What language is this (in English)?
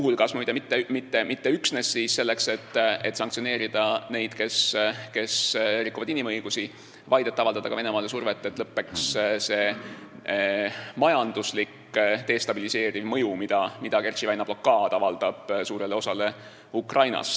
Estonian